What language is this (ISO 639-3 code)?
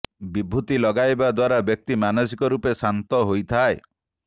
ori